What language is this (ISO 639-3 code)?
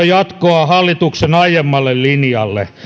fin